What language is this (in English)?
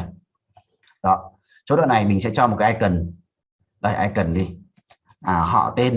Vietnamese